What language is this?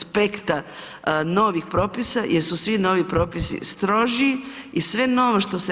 Croatian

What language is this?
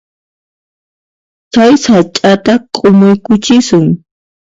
Puno Quechua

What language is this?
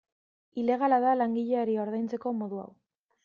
Basque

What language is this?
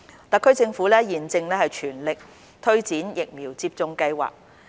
Cantonese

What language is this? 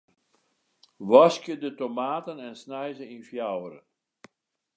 Western Frisian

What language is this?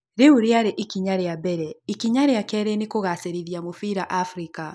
Kikuyu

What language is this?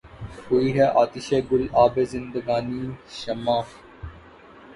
Urdu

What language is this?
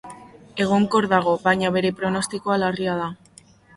Basque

